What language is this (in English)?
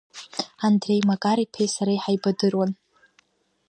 Abkhazian